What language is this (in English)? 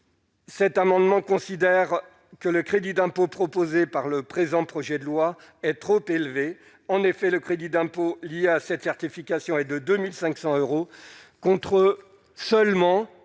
French